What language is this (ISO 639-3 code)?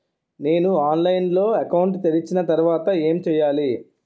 tel